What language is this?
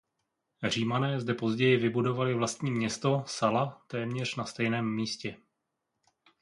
Czech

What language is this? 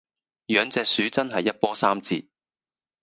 Cantonese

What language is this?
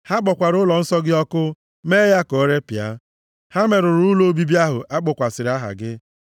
Igbo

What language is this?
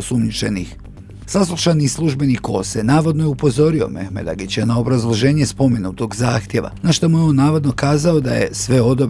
Croatian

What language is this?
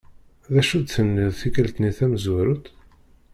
Kabyle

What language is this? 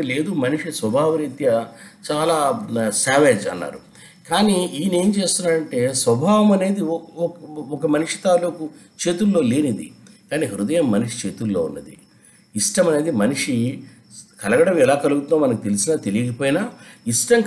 Telugu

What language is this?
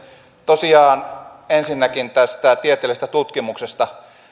Finnish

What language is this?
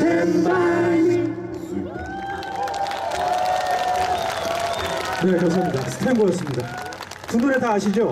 Korean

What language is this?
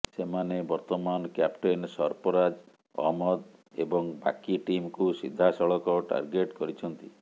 Odia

